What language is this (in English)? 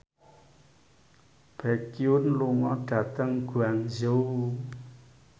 Javanese